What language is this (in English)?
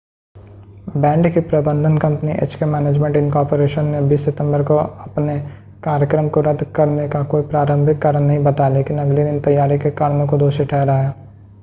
Hindi